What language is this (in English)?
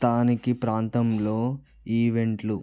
Telugu